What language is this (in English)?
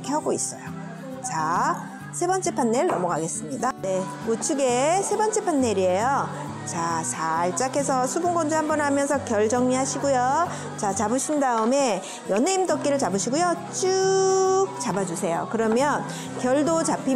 Korean